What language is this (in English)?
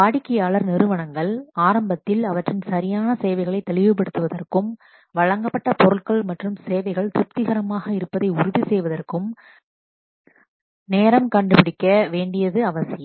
Tamil